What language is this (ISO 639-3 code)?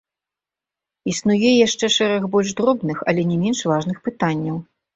bel